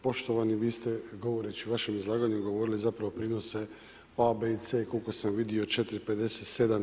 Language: Croatian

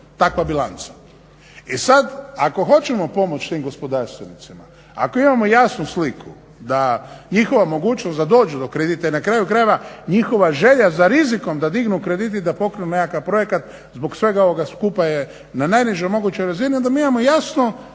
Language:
Croatian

